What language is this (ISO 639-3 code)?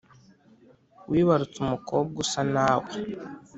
kin